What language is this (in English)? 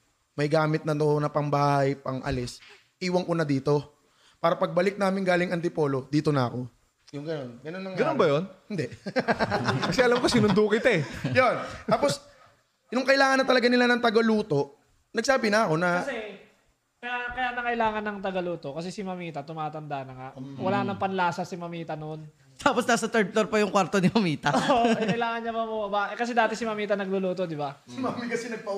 Filipino